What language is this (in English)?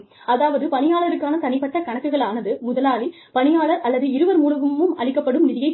Tamil